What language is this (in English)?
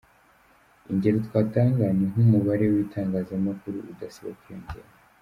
Kinyarwanda